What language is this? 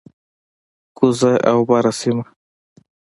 Pashto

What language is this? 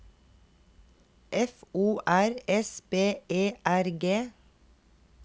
Norwegian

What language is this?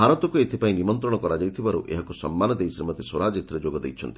Odia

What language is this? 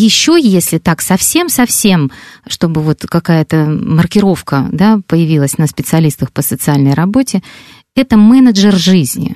Russian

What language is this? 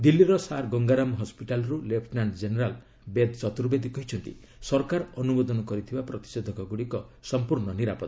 Odia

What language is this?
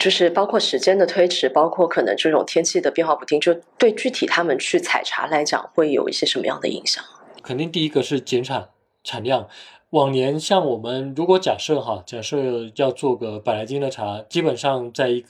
Chinese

